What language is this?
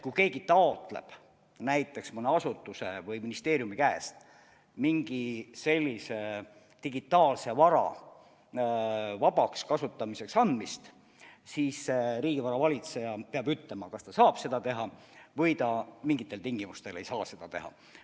Estonian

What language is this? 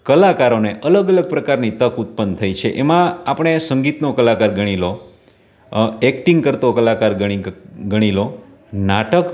Gujarati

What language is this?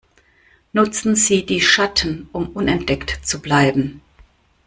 German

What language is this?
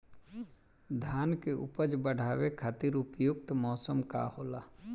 Bhojpuri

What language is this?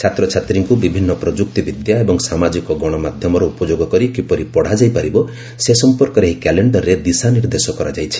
Odia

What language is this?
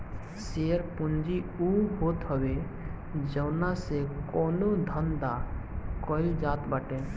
Bhojpuri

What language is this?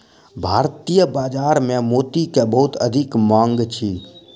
Maithili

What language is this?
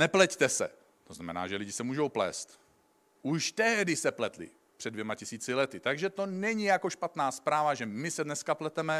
Czech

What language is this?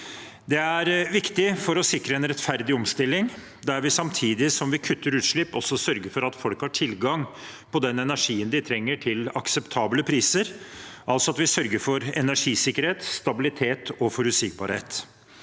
Norwegian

